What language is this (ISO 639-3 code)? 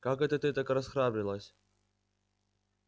rus